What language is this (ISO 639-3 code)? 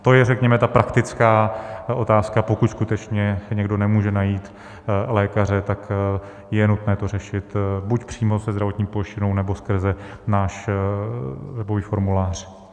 ces